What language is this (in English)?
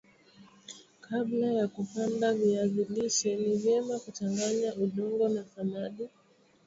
Swahili